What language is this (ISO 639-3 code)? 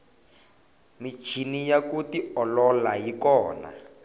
tso